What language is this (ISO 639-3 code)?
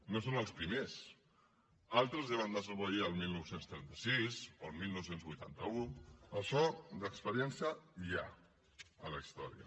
cat